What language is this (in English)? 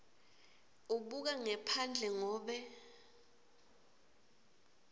Swati